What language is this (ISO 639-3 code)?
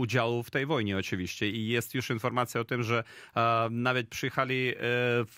pol